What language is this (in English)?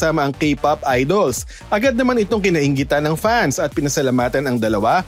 Filipino